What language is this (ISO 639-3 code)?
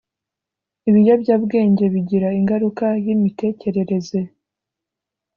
kin